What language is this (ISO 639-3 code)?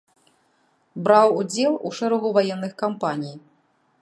bel